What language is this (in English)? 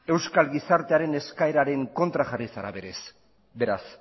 Basque